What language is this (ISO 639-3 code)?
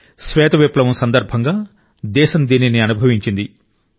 tel